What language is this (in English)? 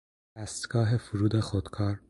Persian